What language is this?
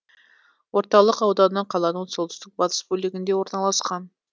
Kazakh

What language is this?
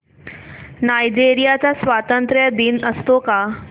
Marathi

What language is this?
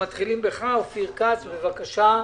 Hebrew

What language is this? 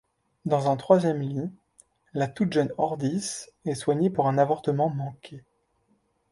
French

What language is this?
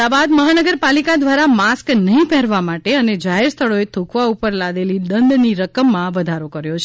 Gujarati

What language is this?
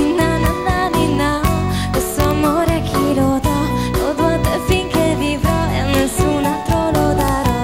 Bulgarian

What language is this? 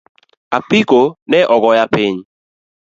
Luo (Kenya and Tanzania)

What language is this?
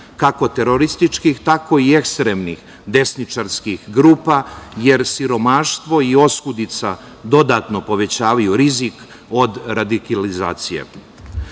Serbian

